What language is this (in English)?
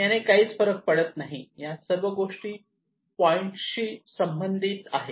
Marathi